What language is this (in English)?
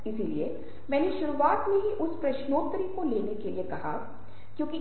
Hindi